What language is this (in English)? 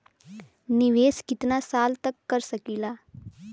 Bhojpuri